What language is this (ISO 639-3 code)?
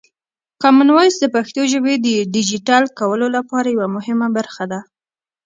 pus